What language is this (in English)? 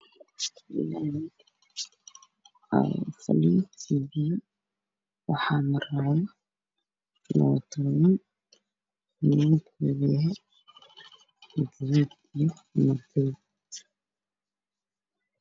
Somali